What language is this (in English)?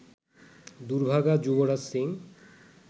Bangla